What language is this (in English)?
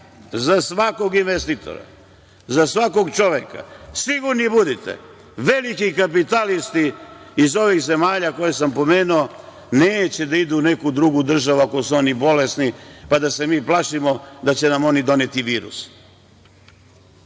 Serbian